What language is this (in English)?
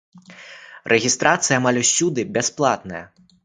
Belarusian